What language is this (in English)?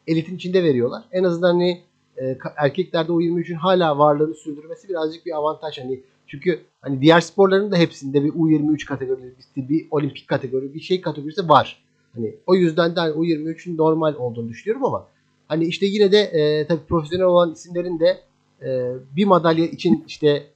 Turkish